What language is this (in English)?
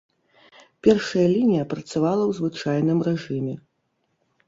Belarusian